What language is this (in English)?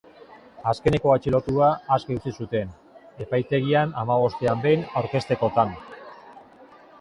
Basque